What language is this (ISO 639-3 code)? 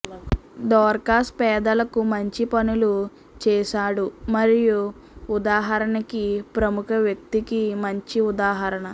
tel